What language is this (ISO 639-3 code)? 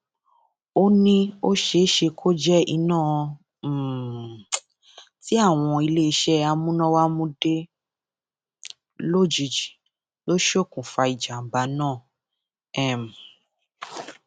yor